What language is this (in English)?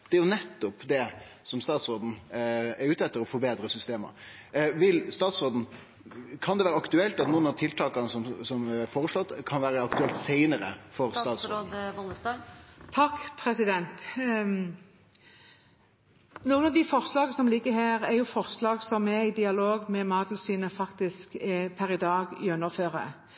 Norwegian